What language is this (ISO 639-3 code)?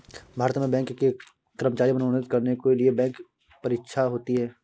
hin